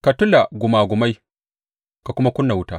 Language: Hausa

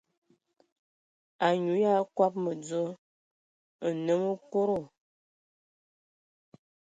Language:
Ewondo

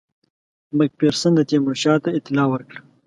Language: Pashto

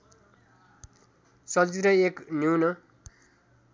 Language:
Nepali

